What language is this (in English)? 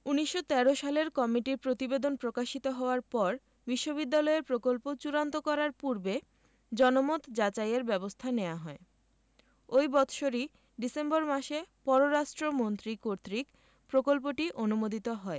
Bangla